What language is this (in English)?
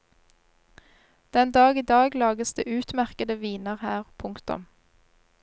Norwegian